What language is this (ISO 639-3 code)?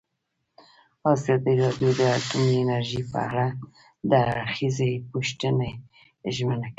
pus